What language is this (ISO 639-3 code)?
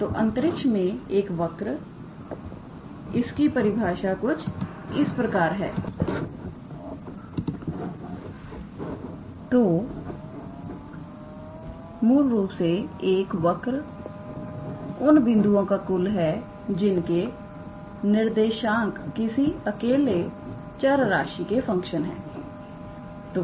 hin